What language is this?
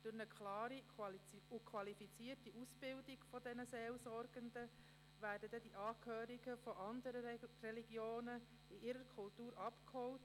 Swiss German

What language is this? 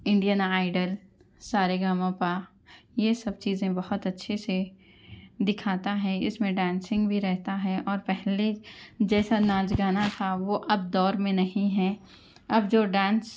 Urdu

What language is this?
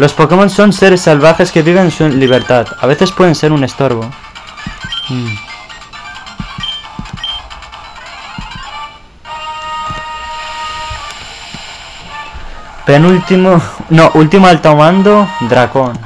Spanish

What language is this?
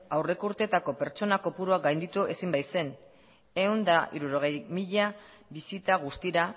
Basque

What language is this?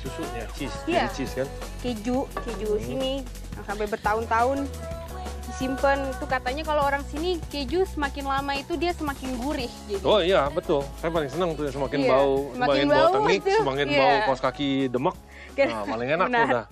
Indonesian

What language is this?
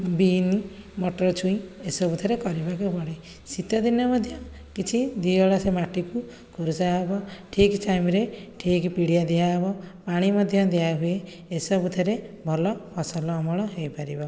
Odia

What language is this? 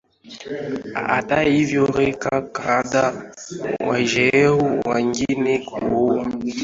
Swahili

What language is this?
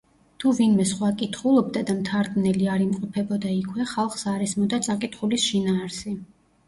Georgian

